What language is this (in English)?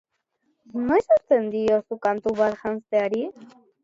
Basque